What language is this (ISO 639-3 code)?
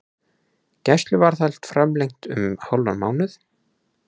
isl